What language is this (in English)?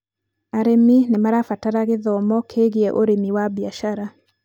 Kikuyu